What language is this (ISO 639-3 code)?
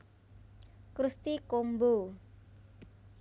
jav